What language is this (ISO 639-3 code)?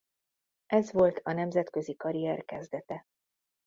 hun